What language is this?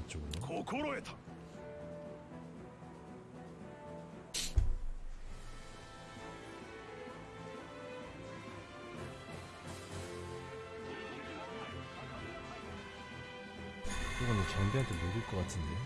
Korean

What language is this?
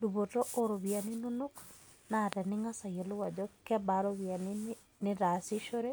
Masai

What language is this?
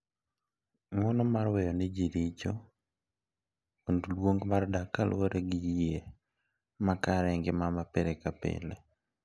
Luo (Kenya and Tanzania)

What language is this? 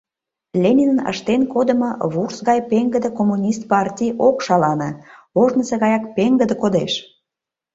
Mari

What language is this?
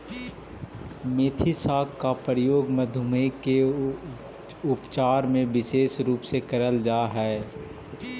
Magahi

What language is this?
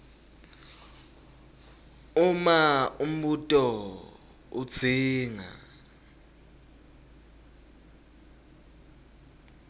Swati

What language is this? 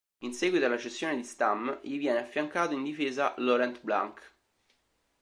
Italian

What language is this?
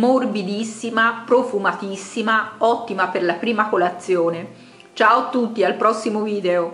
Italian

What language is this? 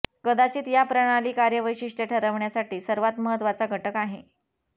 Marathi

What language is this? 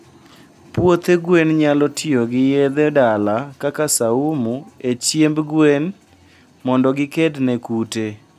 Luo (Kenya and Tanzania)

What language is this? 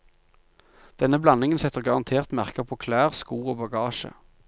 Norwegian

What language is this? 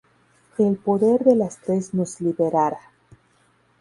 Spanish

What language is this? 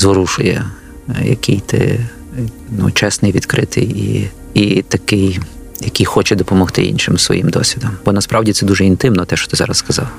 Ukrainian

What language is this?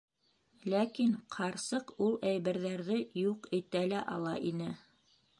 Bashkir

